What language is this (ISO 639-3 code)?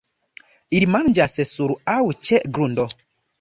epo